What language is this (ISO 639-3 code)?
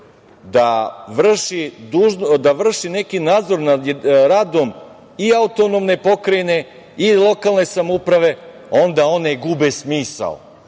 srp